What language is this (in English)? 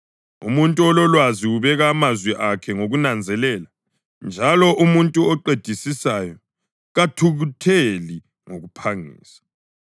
North Ndebele